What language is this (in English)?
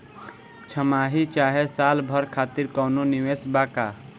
Bhojpuri